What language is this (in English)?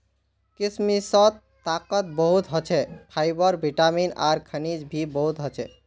Magahi